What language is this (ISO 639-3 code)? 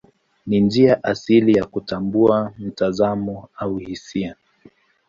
swa